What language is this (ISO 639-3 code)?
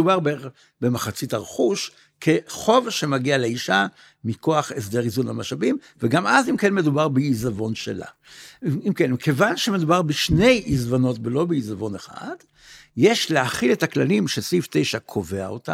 heb